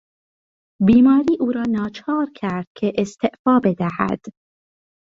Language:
Persian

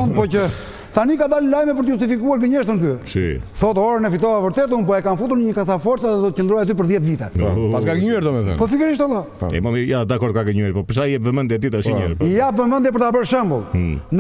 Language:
Romanian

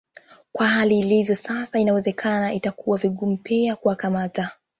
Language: Swahili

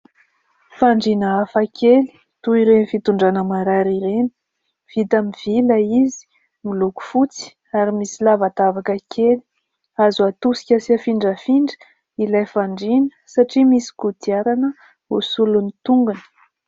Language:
Malagasy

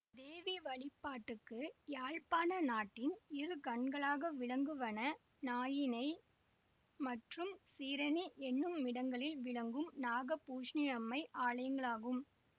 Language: Tamil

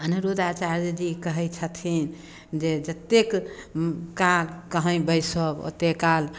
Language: Maithili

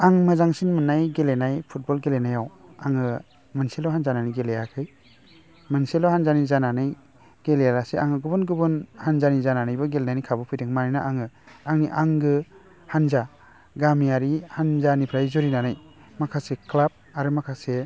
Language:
Bodo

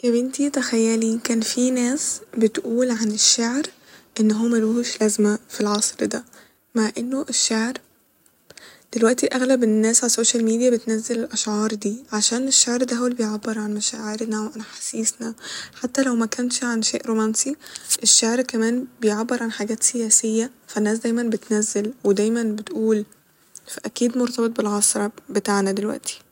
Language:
Egyptian Arabic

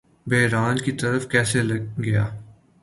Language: Urdu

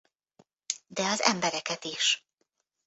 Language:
Hungarian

